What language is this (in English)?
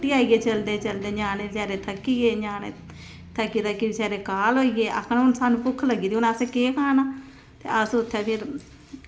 Dogri